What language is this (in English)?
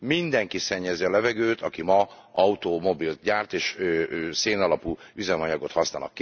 Hungarian